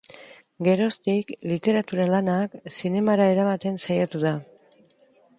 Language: Basque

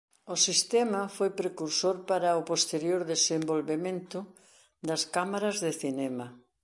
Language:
Galician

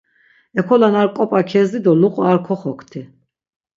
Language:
Laz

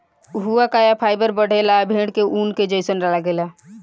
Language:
Bhojpuri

